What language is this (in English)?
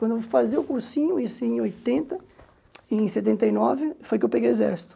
Portuguese